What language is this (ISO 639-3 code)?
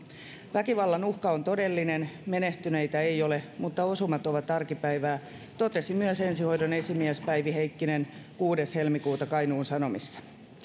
fin